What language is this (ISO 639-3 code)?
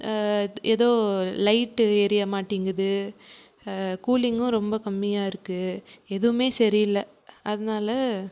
tam